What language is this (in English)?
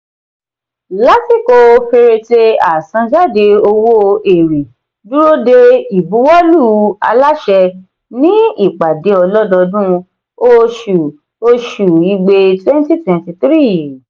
Yoruba